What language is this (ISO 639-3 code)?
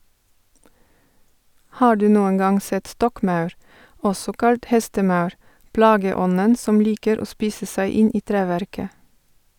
nor